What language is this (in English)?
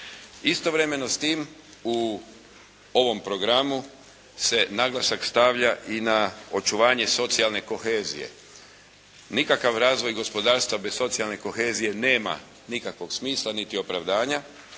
Croatian